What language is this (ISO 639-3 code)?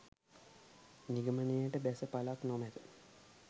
sin